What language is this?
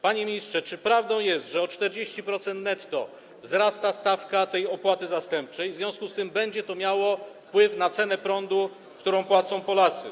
Polish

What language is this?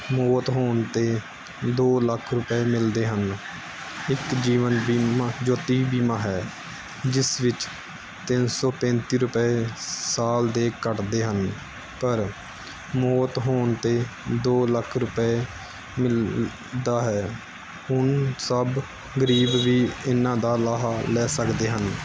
Punjabi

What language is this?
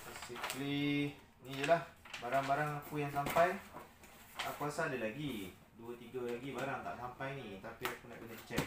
Malay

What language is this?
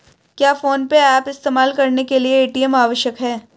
Hindi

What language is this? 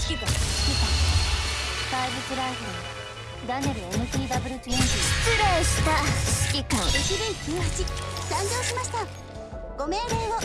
Japanese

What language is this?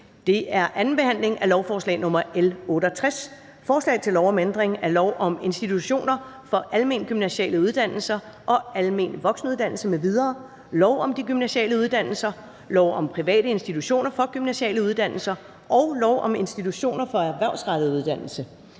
Danish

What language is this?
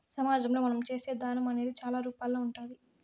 Telugu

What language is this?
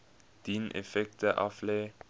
Afrikaans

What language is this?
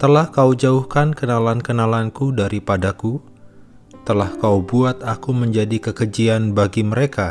Indonesian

